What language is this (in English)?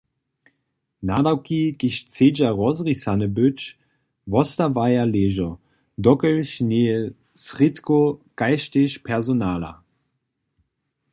Upper Sorbian